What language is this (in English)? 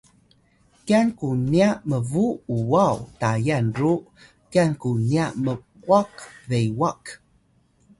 Atayal